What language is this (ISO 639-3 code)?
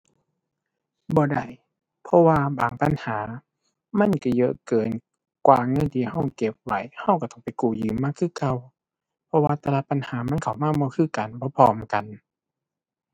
tha